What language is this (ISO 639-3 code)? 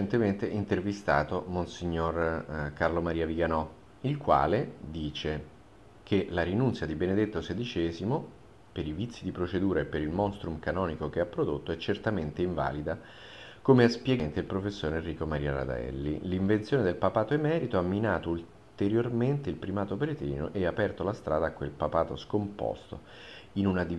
ita